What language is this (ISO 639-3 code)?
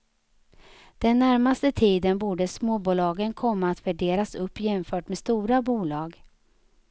swe